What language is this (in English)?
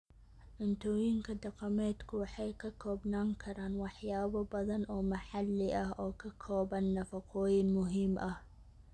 Somali